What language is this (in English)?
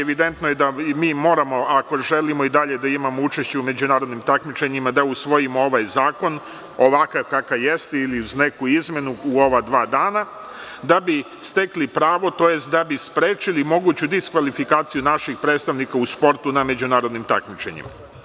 Serbian